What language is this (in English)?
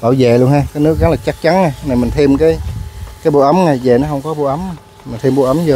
Vietnamese